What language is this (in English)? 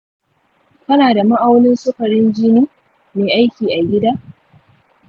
Hausa